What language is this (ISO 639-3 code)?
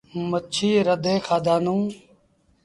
sbn